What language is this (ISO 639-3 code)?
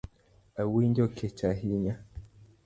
luo